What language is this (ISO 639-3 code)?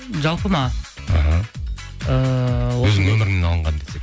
kaz